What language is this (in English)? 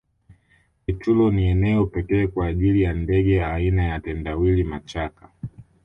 Swahili